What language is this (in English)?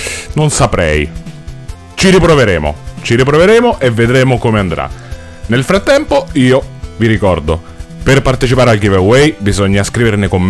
Italian